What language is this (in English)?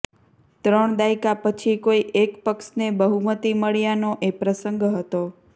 Gujarati